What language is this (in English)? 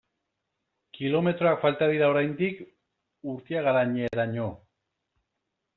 Basque